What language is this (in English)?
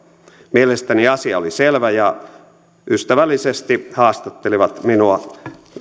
Finnish